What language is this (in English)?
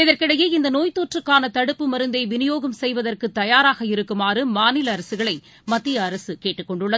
Tamil